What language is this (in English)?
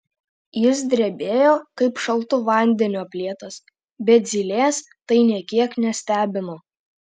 Lithuanian